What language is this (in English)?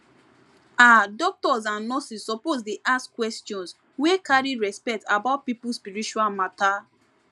Nigerian Pidgin